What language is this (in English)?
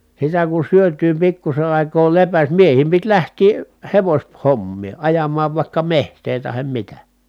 Finnish